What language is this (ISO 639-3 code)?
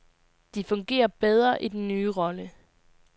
dan